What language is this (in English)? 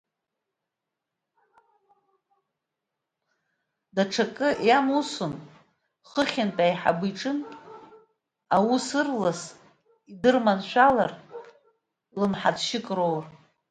Abkhazian